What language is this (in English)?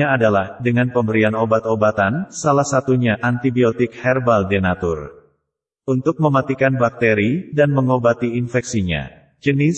Indonesian